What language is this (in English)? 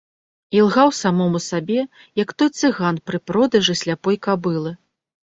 Belarusian